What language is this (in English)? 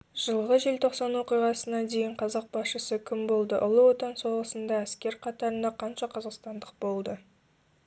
Kazakh